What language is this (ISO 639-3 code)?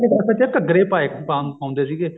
pan